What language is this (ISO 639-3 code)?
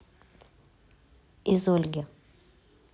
rus